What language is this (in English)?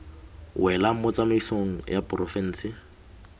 Tswana